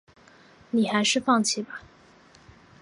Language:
Chinese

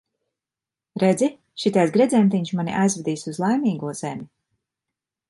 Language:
Latvian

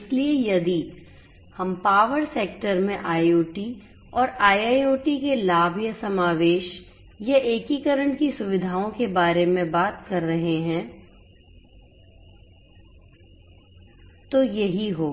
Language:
Hindi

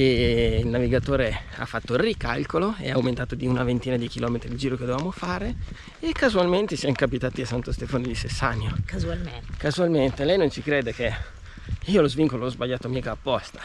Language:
Italian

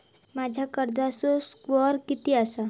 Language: Marathi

